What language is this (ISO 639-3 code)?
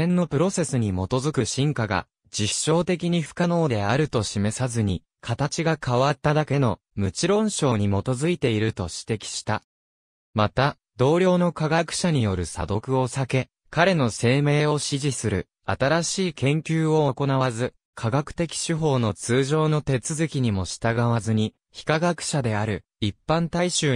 jpn